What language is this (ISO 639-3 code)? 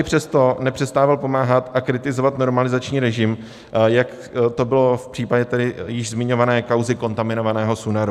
ces